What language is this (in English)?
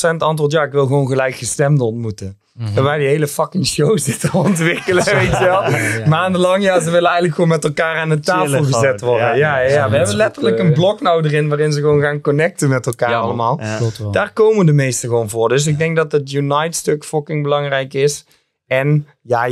Dutch